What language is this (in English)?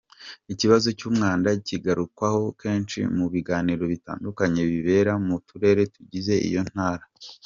Kinyarwanda